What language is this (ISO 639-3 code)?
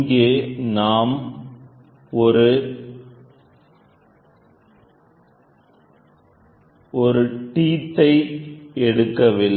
tam